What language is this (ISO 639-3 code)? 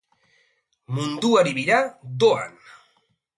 eus